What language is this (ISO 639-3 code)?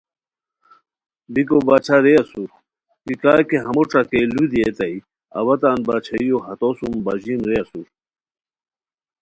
khw